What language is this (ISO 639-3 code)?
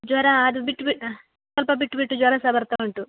kan